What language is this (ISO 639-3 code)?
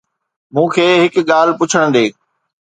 snd